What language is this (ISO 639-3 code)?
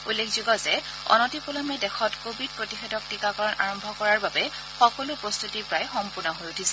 asm